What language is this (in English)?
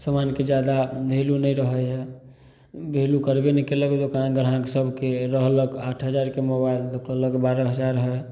Maithili